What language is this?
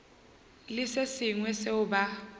Northern Sotho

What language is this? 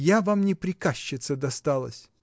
Russian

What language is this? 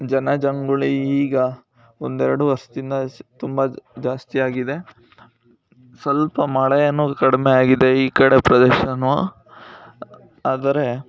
Kannada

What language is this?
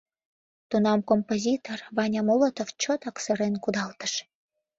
Mari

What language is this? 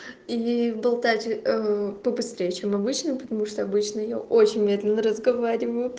Russian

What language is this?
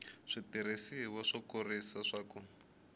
Tsonga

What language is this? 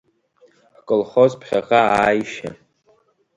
Abkhazian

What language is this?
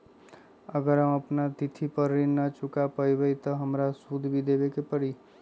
Magahi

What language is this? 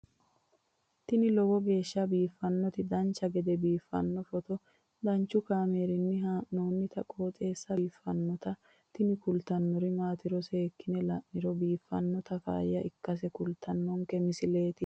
Sidamo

